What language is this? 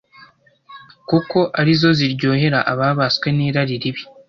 Kinyarwanda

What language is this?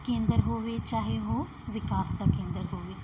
Punjabi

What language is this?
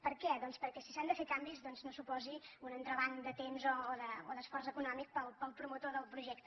Catalan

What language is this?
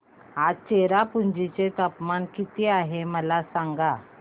Marathi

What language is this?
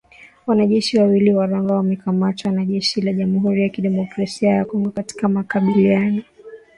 Swahili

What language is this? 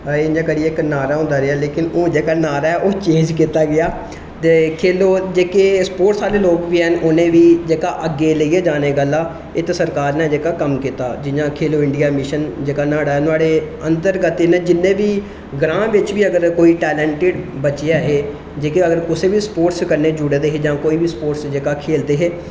Dogri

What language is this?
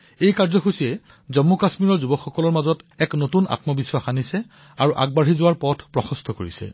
Assamese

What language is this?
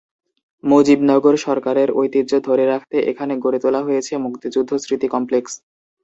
Bangla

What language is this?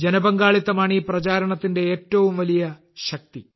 Malayalam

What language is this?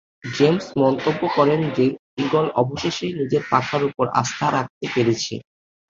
Bangla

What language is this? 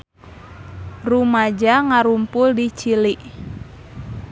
Sundanese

